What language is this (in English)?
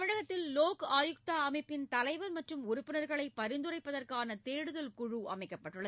Tamil